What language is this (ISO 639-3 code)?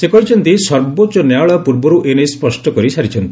ori